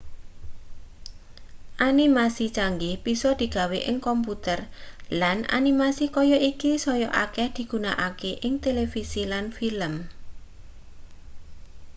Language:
Javanese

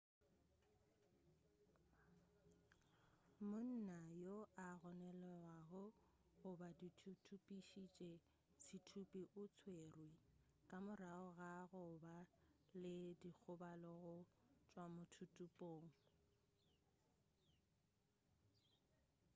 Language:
Northern Sotho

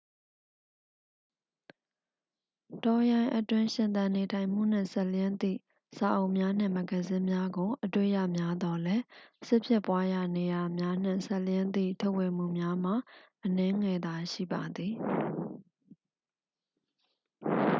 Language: Burmese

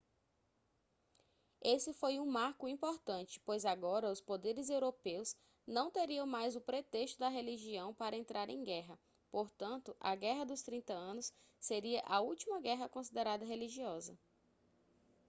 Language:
Portuguese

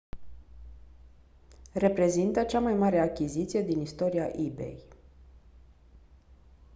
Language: Romanian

